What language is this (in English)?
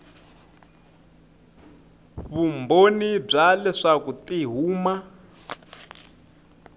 Tsonga